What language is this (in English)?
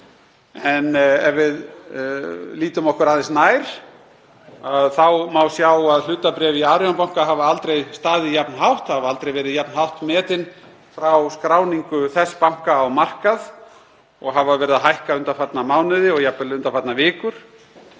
Icelandic